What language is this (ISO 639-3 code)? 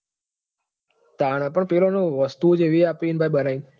guj